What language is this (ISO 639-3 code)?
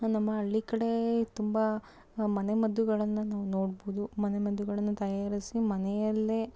kan